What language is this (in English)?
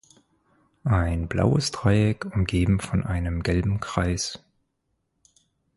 German